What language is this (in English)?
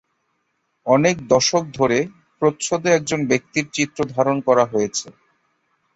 Bangla